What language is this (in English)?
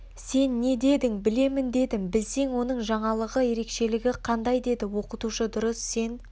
Kazakh